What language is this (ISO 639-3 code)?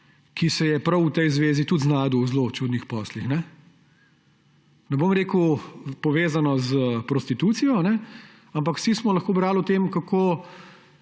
slv